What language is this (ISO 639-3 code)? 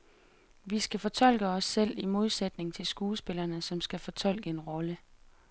dan